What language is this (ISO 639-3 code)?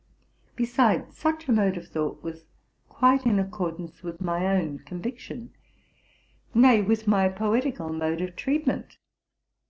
eng